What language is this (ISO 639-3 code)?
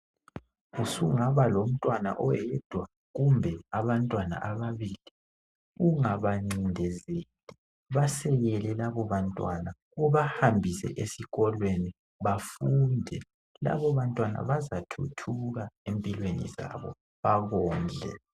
nde